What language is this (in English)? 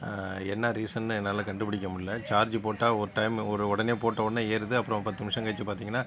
Tamil